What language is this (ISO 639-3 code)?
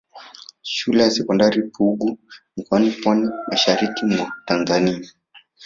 swa